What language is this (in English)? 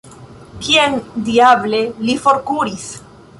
Esperanto